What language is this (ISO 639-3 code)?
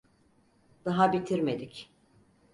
tur